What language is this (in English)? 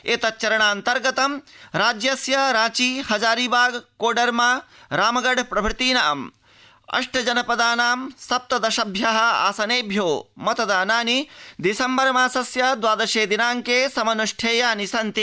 Sanskrit